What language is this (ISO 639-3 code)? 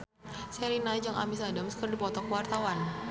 sun